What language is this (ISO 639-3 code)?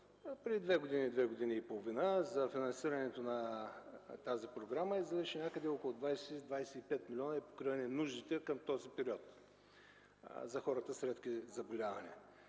bul